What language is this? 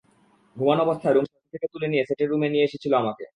Bangla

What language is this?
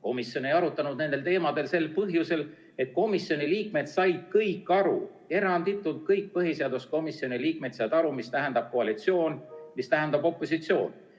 Estonian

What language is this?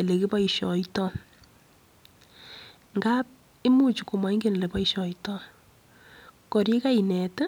Kalenjin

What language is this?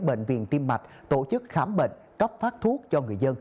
Vietnamese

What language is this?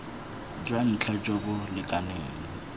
Tswana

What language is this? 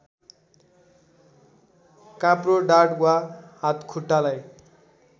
Nepali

